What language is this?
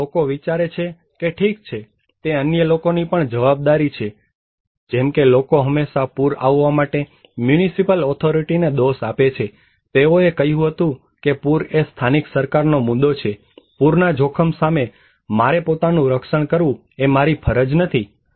Gujarati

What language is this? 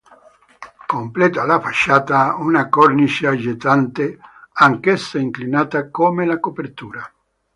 Italian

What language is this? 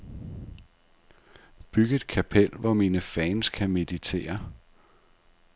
Danish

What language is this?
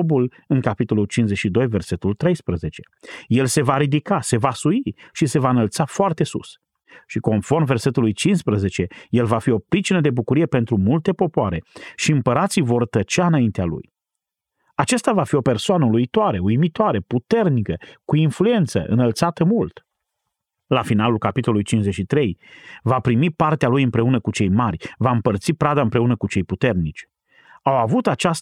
Romanian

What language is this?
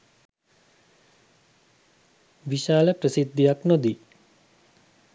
Sinhala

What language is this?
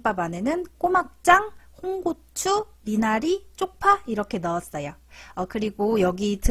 Korean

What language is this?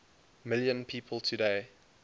English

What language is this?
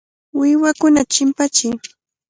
Cajatambo North Lima Quechua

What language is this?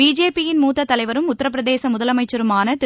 Tamil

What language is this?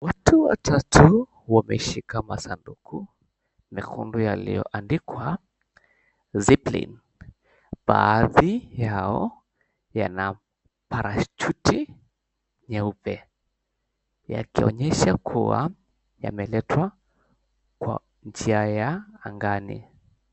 Swahili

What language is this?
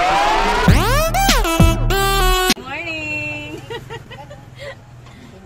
Filipino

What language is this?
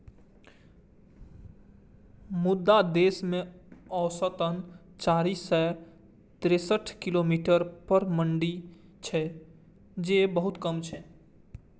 Maithili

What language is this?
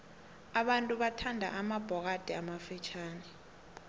South Ndebele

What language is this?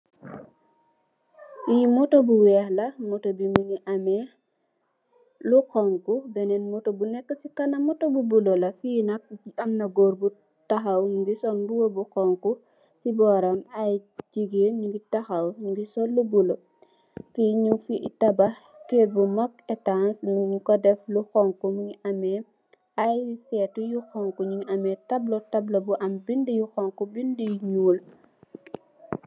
Wolof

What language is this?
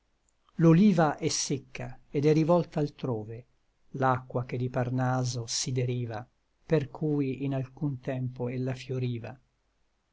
Italian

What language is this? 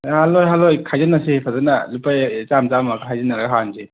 Manipuri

